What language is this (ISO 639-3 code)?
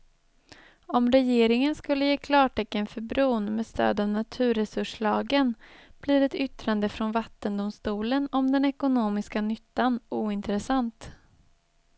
swe